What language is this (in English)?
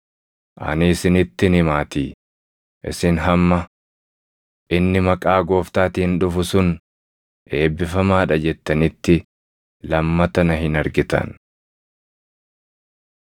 Oromo